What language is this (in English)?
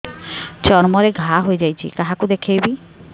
Odia